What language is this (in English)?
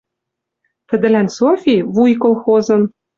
Western Mari